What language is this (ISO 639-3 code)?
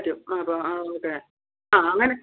mal